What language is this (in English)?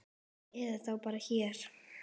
Icelandic